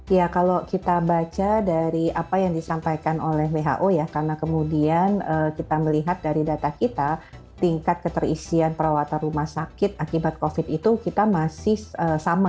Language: Indonesian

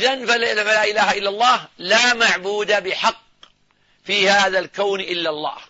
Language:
Arabic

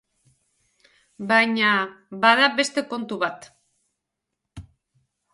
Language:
Basque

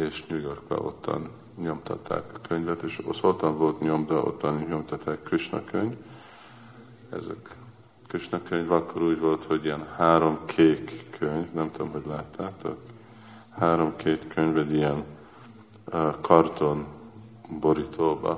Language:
Hungarian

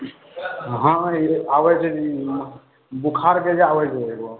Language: Maithili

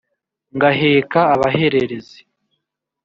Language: Kinyarwanda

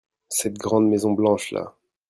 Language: French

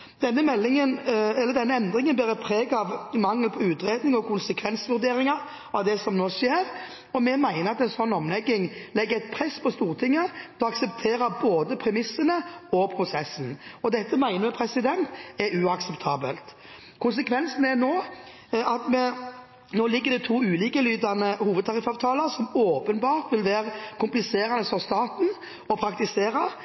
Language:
Norwegian Bokmål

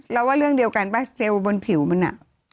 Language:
Thai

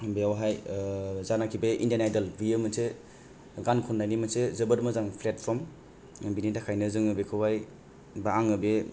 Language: Bodo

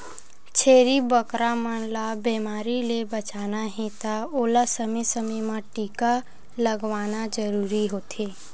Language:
Chhattisgarhi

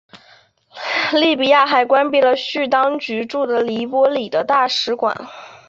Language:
Chinese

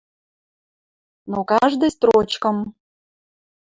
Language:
Western Mari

